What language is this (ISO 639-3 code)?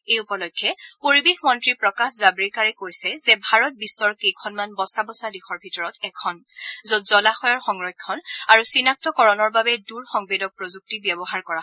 asm